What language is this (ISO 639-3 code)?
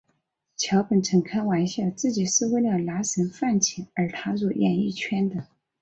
zho